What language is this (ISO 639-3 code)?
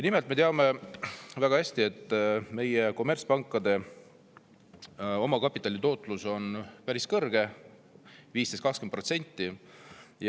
est